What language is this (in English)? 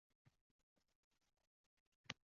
Uzbek